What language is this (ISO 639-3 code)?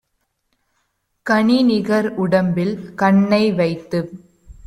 tam